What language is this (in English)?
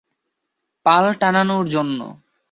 Bangla